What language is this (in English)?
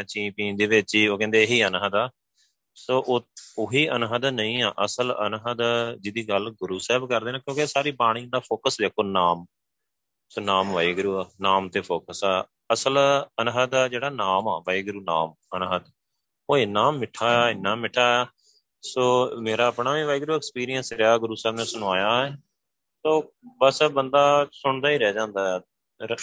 Punjabi